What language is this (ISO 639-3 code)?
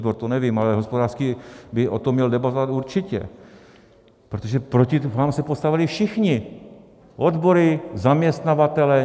ces